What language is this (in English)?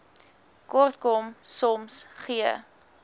Afrikaans